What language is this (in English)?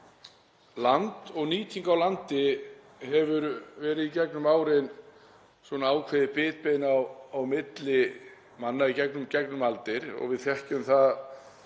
Icelandic